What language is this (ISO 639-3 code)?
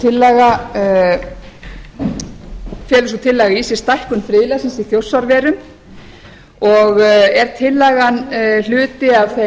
isl